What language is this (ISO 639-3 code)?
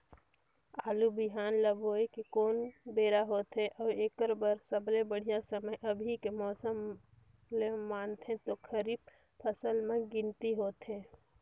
hne